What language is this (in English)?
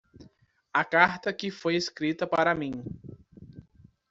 Portuguese